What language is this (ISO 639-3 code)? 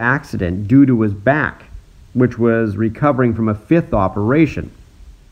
eng